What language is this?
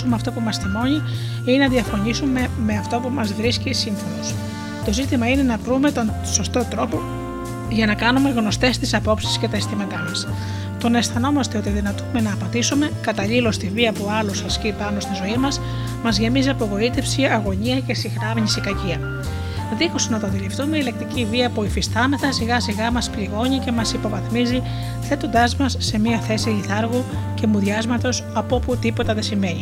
Greek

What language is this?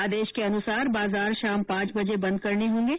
Hindi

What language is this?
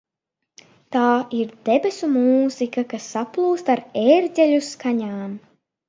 Latvian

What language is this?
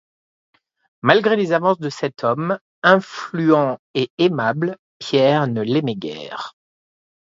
French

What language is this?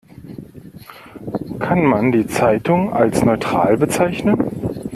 German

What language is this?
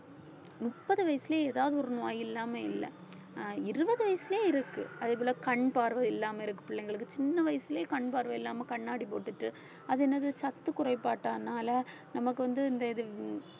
Tamil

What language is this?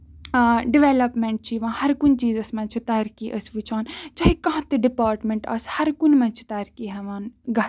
Kashmiri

